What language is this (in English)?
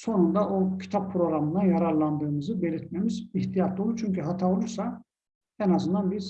Turkish